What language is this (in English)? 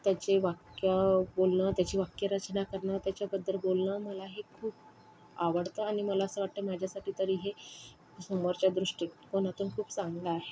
Marathi